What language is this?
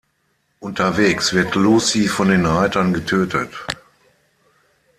German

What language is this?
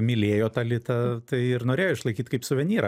Lithuanian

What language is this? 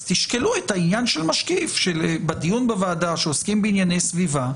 Hebrew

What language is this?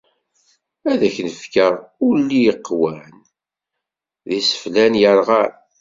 Kabyle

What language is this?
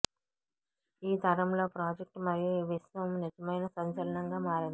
Telugu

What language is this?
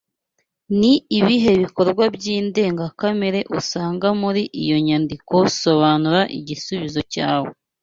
Kinyarwanda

